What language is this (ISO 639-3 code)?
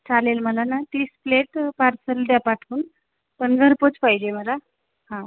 mar